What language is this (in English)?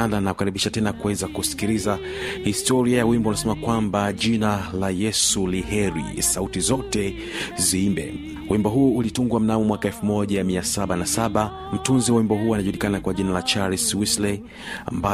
Swahili